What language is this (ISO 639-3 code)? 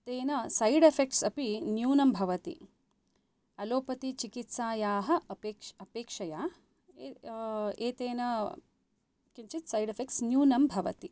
san